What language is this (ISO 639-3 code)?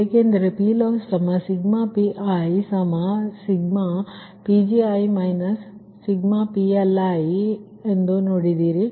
kan